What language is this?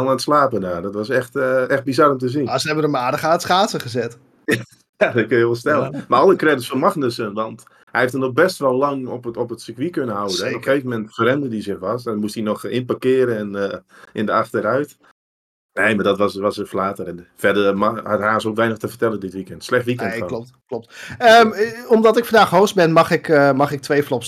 Dutch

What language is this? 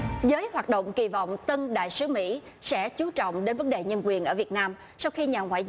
Vietnamese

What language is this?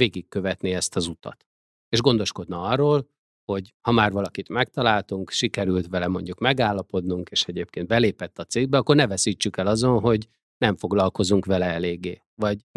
Hungarian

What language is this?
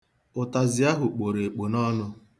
Igbo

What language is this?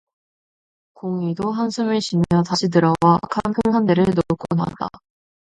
Korean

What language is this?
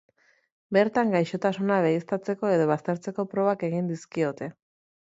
Basque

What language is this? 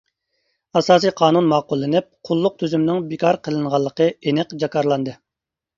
Uyghur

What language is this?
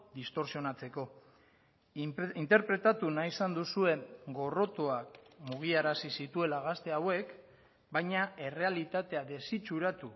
Basque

